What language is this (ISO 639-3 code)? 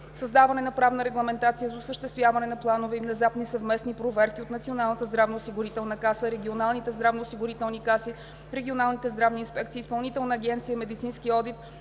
bul